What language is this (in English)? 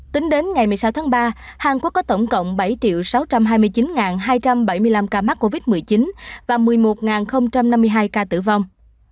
Vietnamese